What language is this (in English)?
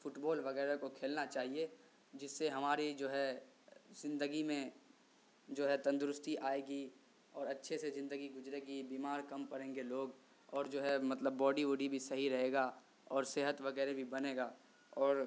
Urdu